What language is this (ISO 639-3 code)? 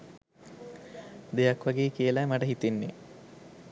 sin